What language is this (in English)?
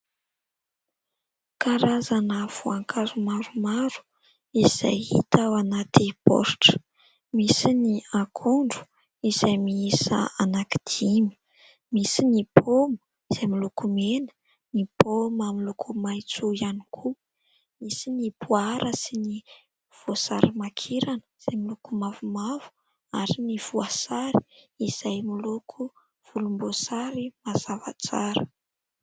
Malagasy